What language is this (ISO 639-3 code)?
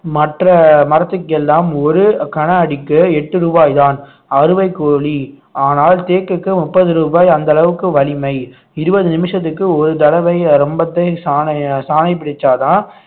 tam